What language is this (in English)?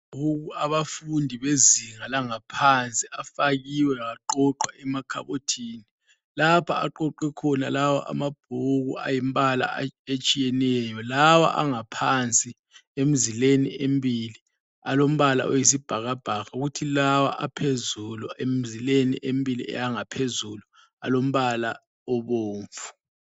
North Ndebele